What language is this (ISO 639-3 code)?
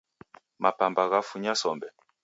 dav